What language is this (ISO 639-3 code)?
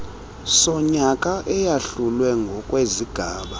xho